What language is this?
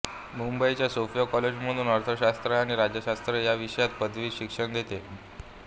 Marathi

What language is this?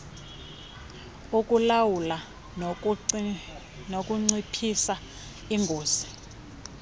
Xhosa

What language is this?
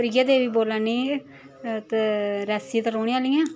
Dogri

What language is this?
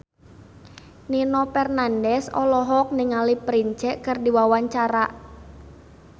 Sundanese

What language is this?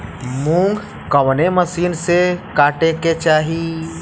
Bhojpuri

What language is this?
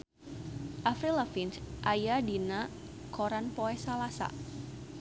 Sundanese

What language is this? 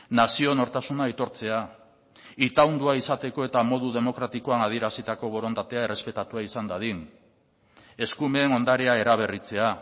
Basque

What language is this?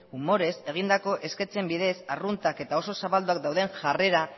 Basque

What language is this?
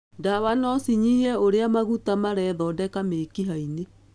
Kikuyu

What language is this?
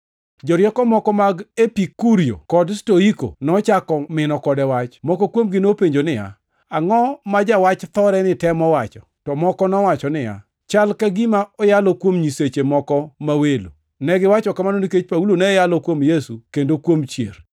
Luo (Kenya and Tanzania)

